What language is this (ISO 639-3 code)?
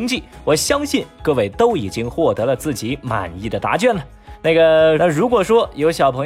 zho